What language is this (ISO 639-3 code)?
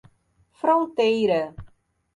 por